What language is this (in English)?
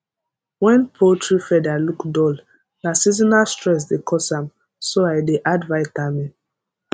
Nigerian Pidgin